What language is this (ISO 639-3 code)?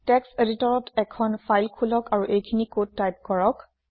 asm